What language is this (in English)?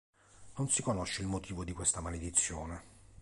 Italian